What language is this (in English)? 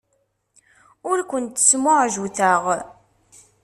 Kabyle